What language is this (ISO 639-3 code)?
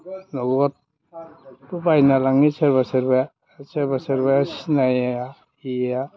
brx